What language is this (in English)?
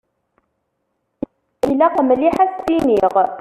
Kabyle